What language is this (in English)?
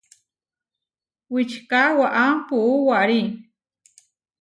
Huarijio